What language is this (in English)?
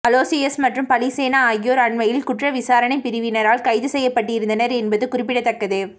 Tamil